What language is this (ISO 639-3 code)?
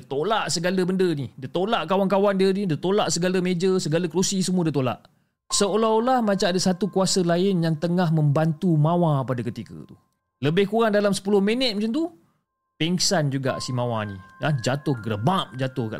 msa